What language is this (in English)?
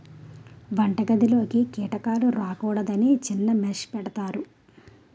Telugu